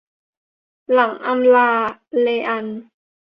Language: Thai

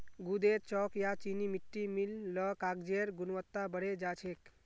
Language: Magahi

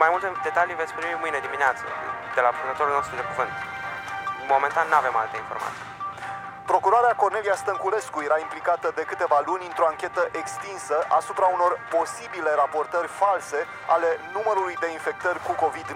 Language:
Romanian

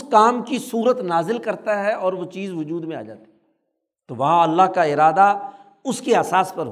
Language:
Urdu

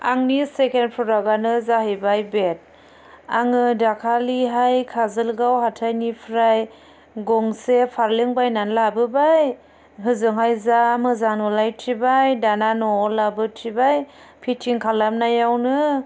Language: Bodo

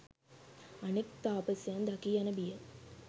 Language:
Sinhala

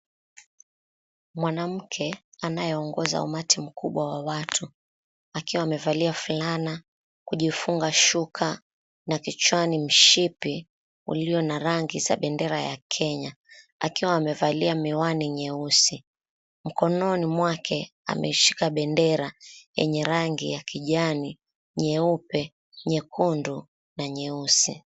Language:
Swahili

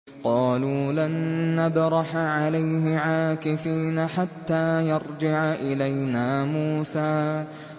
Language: Arabic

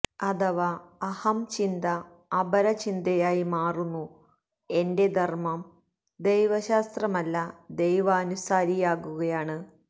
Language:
Malayalam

